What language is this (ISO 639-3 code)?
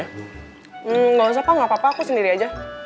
ind